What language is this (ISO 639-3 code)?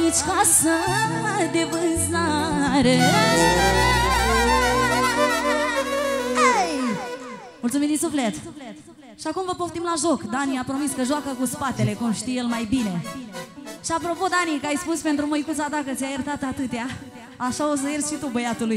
ron